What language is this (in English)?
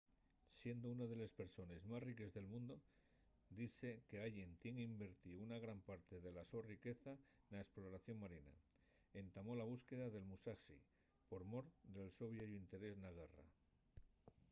Asturian